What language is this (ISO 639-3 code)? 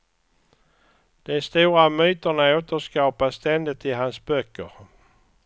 swe